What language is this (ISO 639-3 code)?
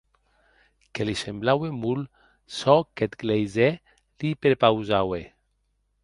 oci